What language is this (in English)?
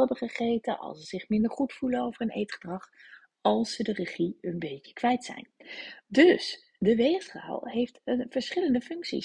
Dutch